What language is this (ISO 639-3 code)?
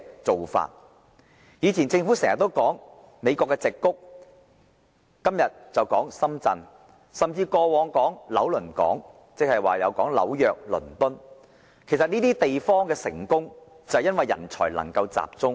yue